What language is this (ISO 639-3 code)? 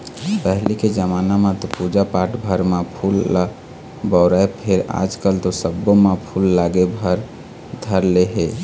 hne